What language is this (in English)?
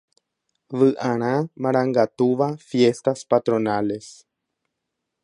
Guarani